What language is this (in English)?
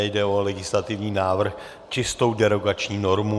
Czech